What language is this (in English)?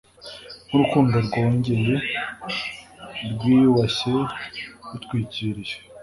Kinyarwanda